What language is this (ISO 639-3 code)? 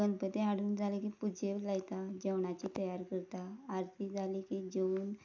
kok